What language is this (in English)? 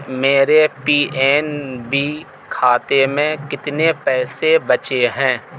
Urdu